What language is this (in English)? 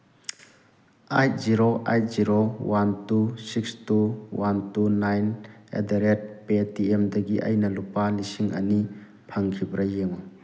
Manipuri